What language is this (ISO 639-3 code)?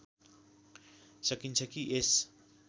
nep